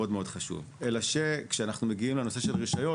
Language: Hebrew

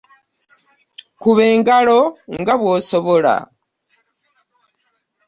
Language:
Ganda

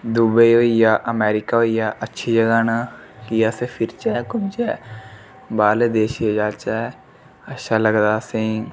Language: Dogri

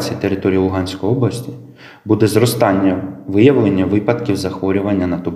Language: Ukrainian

